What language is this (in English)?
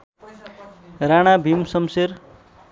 Nepali